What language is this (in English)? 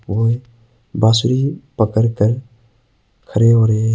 Hindi